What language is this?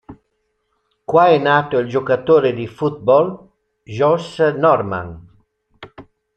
Italian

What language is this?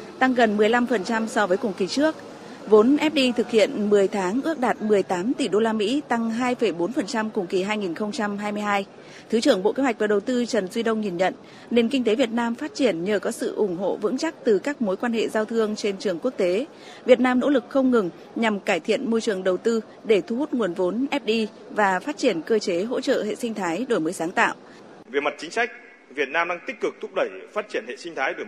Vietnamese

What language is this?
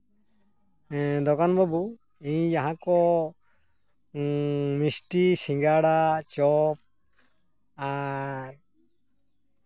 Santali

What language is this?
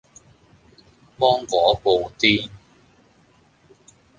Cantonese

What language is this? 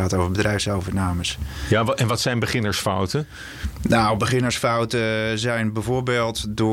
Dutch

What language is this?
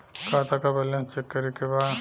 Bhojpuri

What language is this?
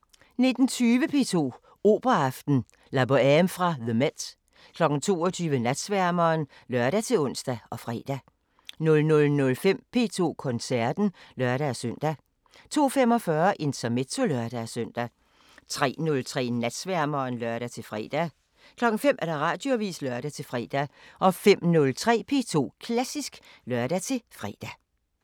Danish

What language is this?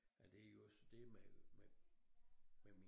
Danish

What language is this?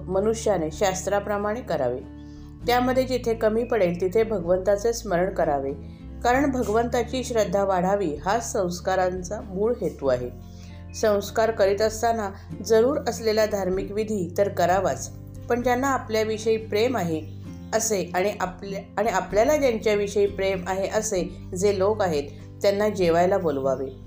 Marathi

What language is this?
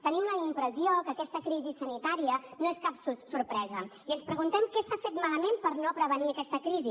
Catalan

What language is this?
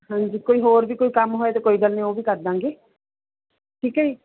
Punjabi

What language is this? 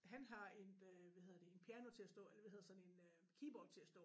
Danish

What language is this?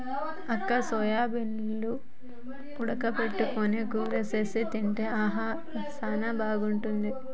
Telugu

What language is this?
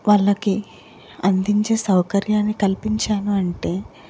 Telugu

